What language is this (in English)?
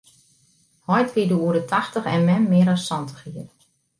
Western Frisian